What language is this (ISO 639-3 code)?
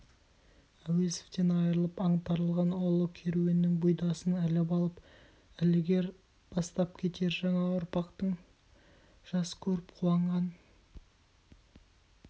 kaz